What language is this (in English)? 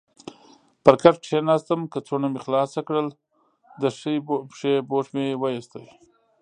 Pashto